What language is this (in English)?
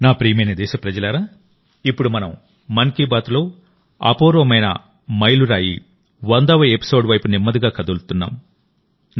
Telugu